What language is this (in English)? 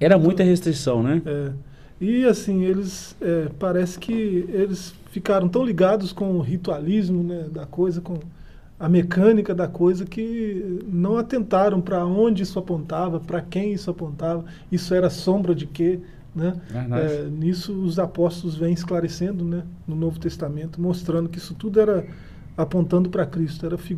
Portuguese